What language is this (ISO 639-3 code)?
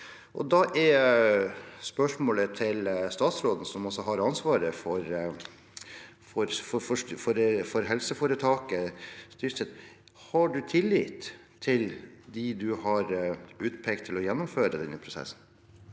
nor